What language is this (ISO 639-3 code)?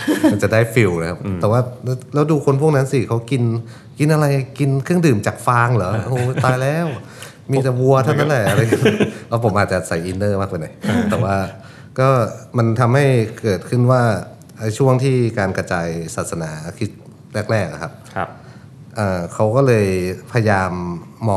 tha